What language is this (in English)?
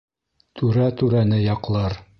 Bashkir